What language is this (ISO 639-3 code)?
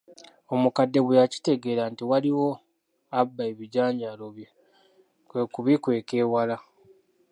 lug